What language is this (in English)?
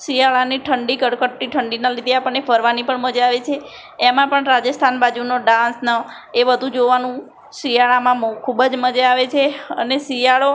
Gujarati